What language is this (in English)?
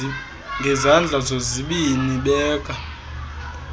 Xhosa